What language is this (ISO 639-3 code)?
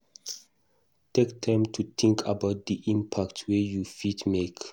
pcm